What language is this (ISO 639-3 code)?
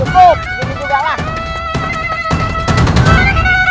ind